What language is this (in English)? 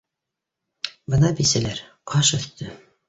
Bashkir